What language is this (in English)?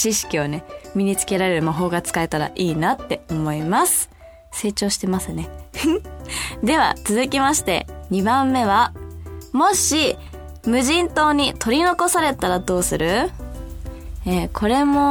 Japanese